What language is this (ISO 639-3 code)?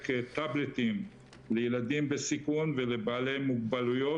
heb